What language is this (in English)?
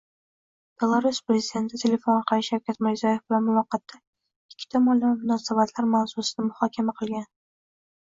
Uzbek